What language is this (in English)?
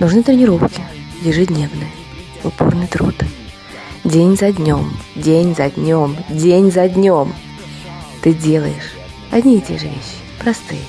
Russian